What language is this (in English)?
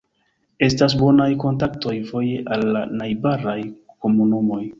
Esperanto